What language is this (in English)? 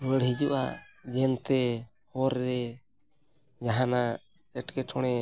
Santali